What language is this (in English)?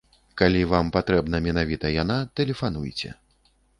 Belarusian